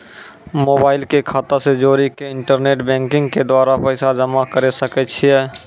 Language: Maithili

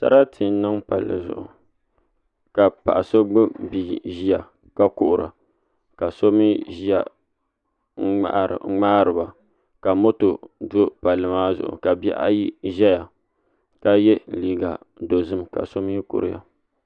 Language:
Dagbani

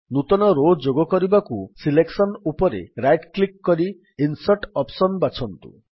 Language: Odia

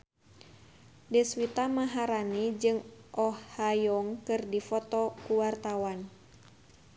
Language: Sundanese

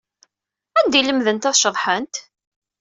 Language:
Kabyle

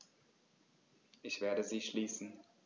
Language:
German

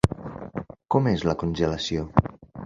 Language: Catalan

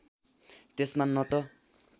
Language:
Nepali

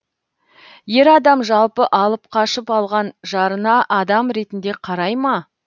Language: Kazakh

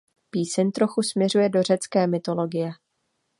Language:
Czech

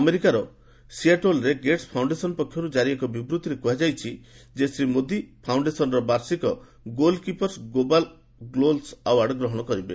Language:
Odia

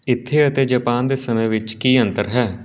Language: Punjabi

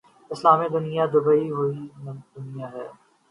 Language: Urdu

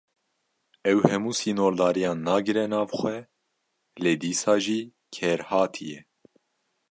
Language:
Kurdish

